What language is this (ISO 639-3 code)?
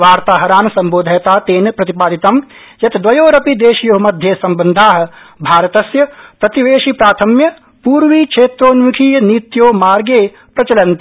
san